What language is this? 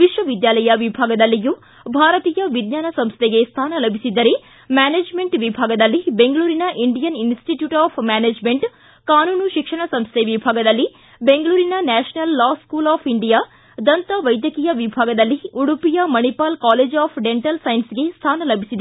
Kannada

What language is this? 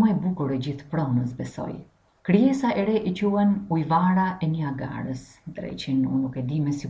Romanian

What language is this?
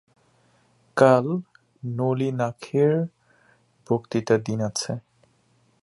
Bangla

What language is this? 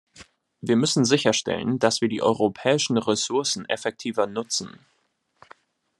German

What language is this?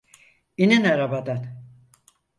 Turkish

